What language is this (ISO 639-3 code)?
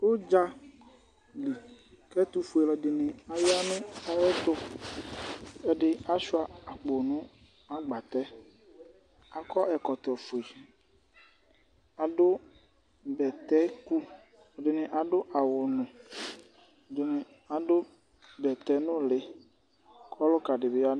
kpo